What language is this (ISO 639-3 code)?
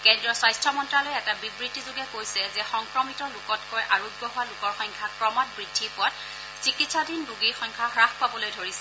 asm